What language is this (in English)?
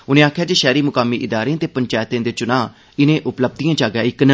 Dogri